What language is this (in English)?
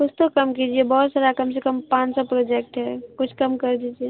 Urdu